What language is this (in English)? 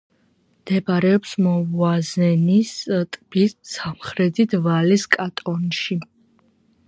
Georgian